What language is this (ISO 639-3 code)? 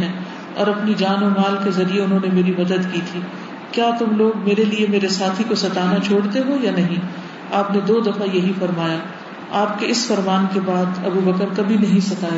urd